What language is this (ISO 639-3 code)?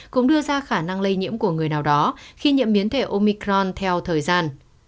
vie